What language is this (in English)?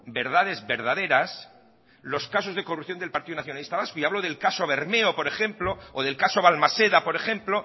Spanish